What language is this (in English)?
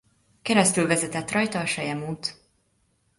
Hungarian